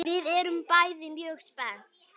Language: Icelandic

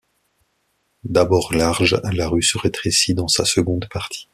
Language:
French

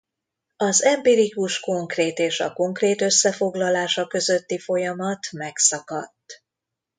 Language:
Hungarian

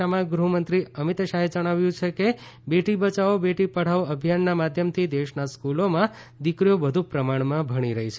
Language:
Gujarati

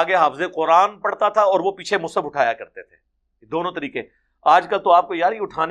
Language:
Urdu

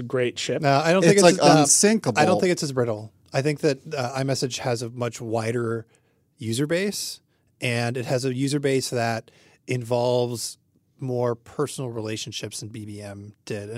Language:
English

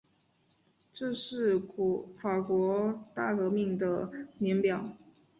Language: Chinese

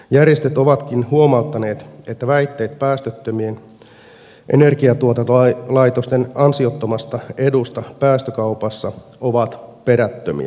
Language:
Finnish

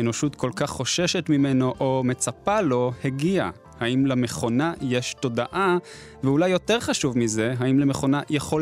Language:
Hebrew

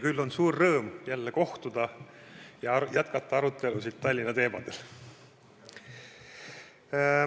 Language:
Estonian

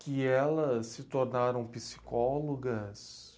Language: Portuguese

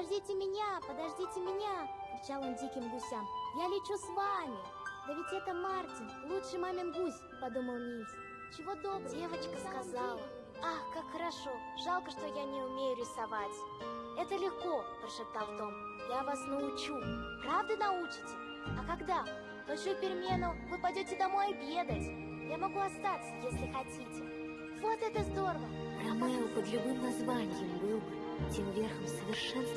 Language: Russian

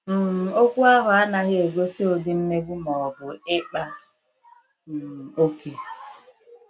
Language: Igbo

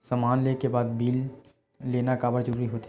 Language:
Chhattisgarhi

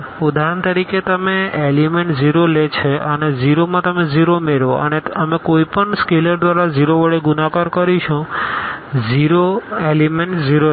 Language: Gujarati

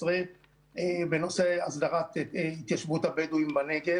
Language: Hebrew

